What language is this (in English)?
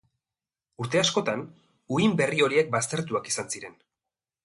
Basque